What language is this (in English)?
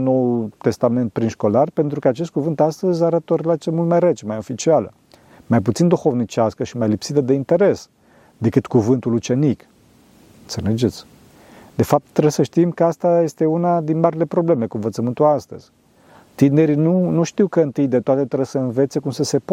Romanian